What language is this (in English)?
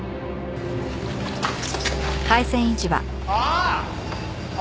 Japanese